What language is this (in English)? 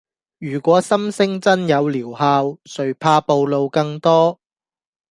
Cantonese